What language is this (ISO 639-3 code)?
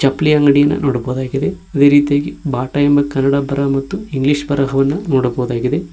kan